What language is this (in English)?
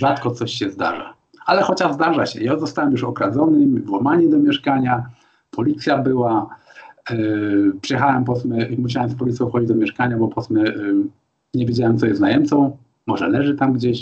Polish